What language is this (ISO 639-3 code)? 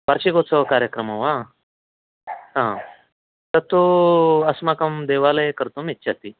san